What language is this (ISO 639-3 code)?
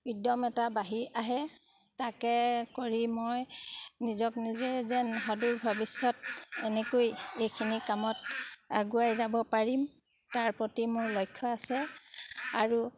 asm